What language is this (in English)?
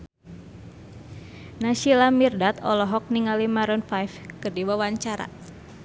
Sundanese